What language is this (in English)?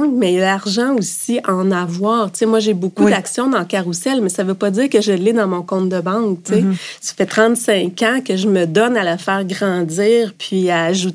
French